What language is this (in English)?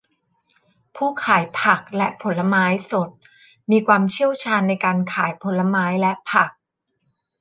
Thai